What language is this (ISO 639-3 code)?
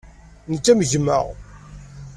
kab